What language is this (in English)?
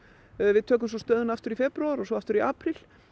Icelandic